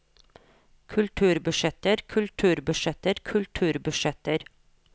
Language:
Norwegian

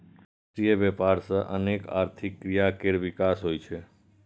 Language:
Maithili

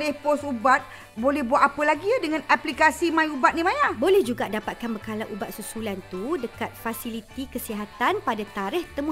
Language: Malay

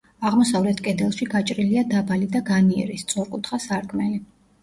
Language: Georgian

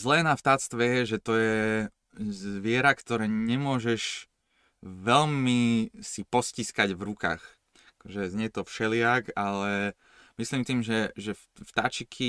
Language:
Slovak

